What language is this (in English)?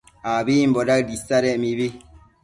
Matsés